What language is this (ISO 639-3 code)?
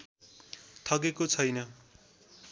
nep